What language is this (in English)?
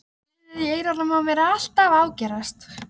Icelandic